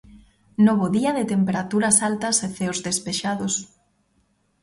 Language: Galician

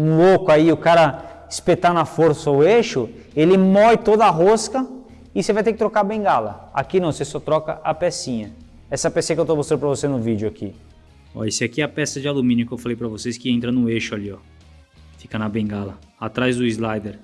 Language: Portuguese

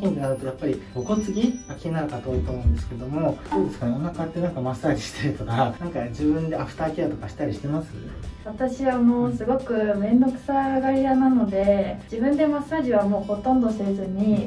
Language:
Japanese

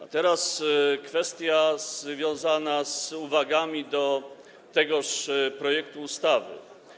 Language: Polish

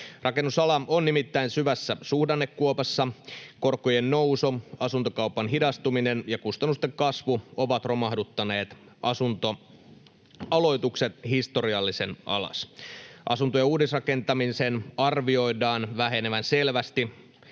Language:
Finnish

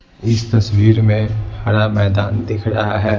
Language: Hindi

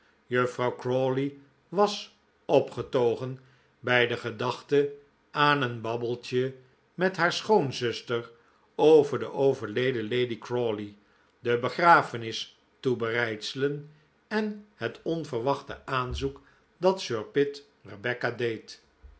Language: Dutch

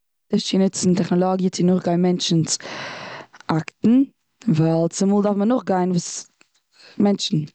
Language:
Yiddish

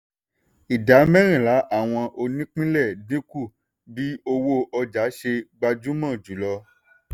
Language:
Yoruba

